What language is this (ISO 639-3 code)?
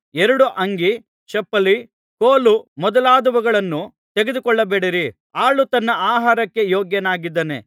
kan